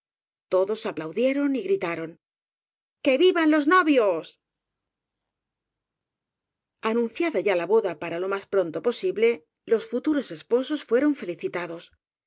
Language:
Spanish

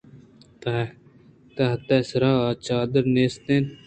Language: Eastern Balochi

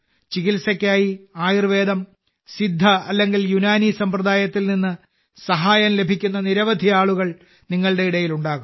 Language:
Malayalam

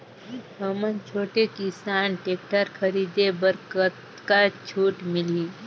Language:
Chhattisgarhi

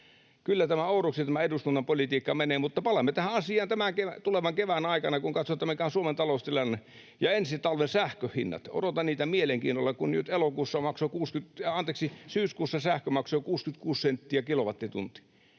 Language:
Finnish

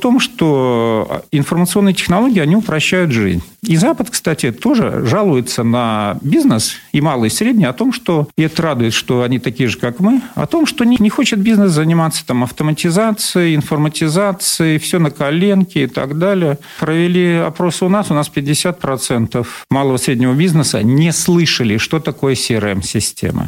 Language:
Russian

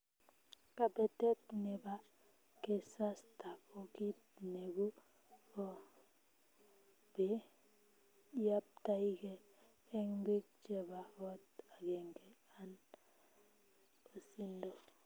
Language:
Kalenjin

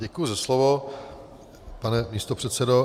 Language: Czech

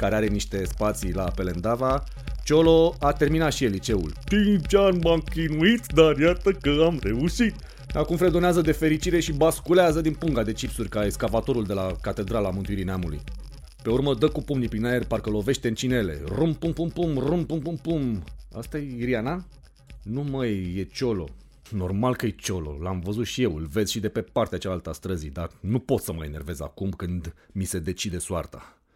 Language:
Romanian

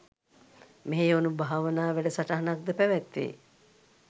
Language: Sinhala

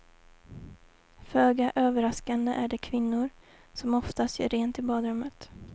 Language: Swedish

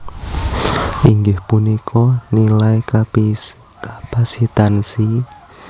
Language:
Javanese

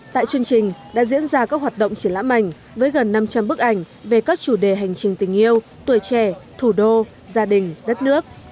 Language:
Vietnamese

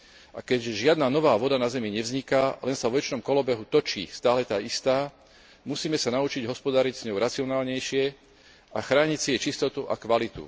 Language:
Slovak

